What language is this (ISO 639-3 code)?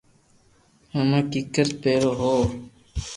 lrk